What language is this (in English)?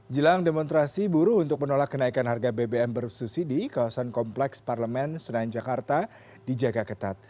Indonesian